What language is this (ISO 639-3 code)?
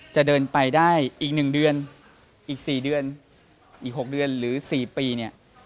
tha